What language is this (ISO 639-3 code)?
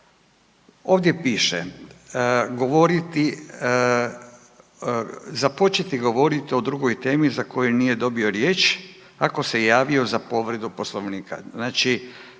hrv